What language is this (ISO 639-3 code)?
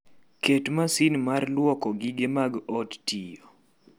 luo